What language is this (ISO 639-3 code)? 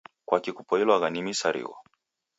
dav